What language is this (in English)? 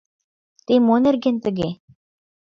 Mari